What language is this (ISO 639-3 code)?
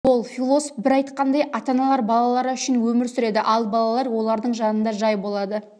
kaz